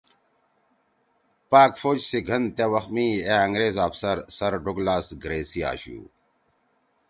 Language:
Torwali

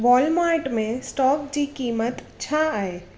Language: Sindhi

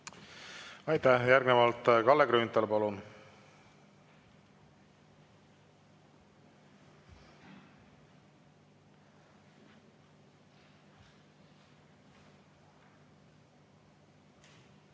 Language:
Estonian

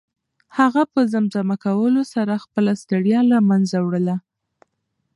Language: Pashto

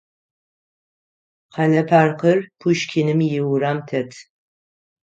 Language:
Adyghe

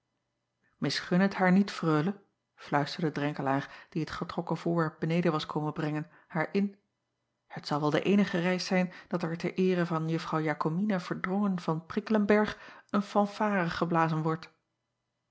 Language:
Dutch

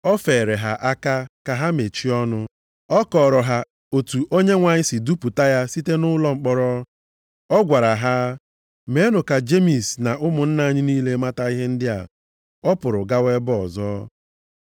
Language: Igbo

